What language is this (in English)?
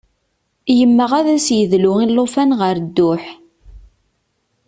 Kabyle